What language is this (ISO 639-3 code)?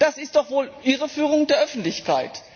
deu